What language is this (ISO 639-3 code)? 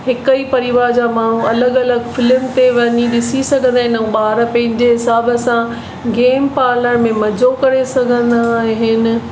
snd